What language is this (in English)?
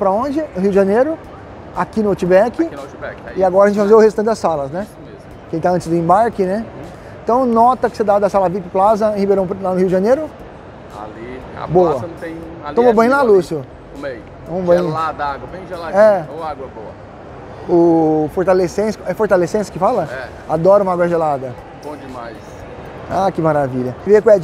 Portuguese